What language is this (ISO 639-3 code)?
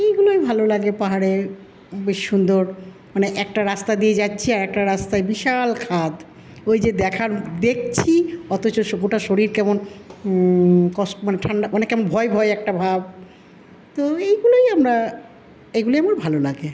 ben